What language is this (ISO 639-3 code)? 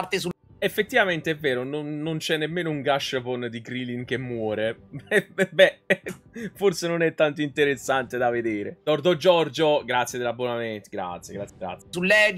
ita